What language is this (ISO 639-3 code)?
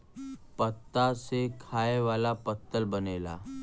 bho